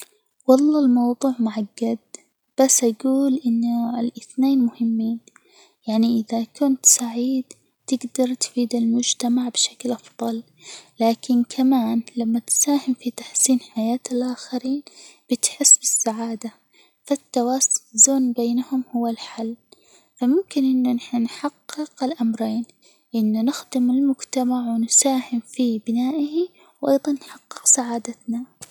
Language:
Hijazi Arabic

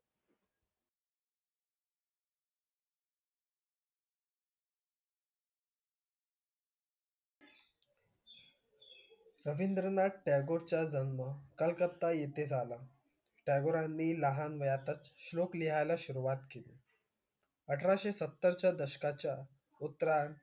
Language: Marathi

